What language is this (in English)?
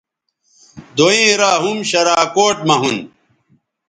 Bateri